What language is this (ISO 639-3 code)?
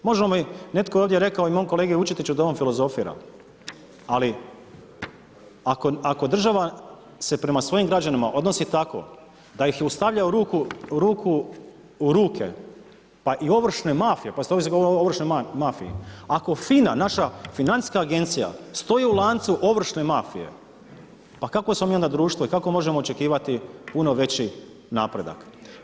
hrv